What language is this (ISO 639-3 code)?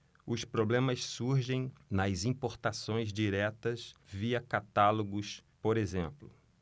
por